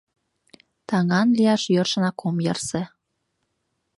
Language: Mari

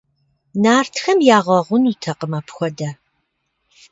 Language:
Kabardian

